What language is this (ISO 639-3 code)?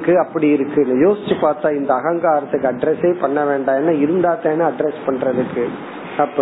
tam